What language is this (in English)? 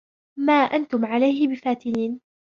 Arabic